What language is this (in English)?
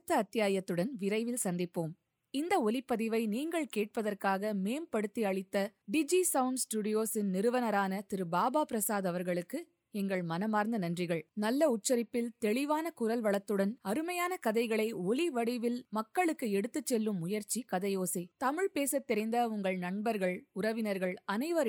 Tamil